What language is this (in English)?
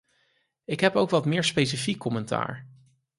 Dutch